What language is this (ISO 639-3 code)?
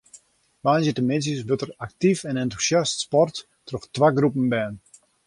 fry